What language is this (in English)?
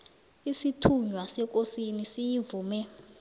South Ndebele